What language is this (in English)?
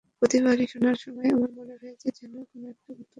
Bangla